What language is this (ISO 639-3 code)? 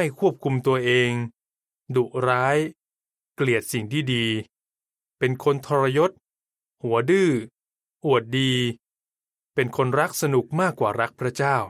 tha